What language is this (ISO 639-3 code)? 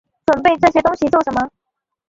zho